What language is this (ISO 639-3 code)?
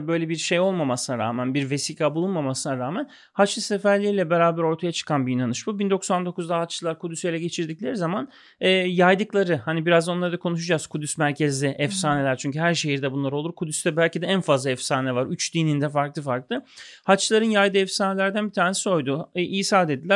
tur